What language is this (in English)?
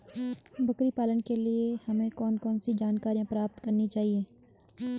Hindi